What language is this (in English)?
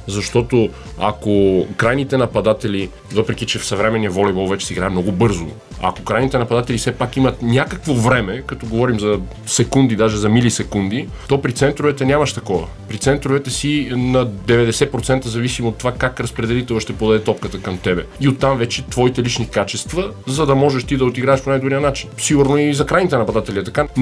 Bulgarian